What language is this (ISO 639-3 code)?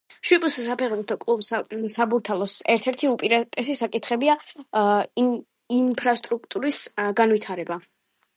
kat